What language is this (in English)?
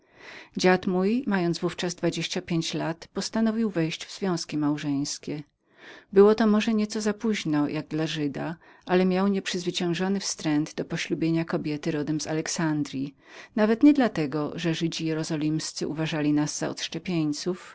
Polish